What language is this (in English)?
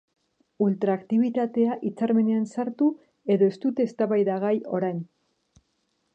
Basque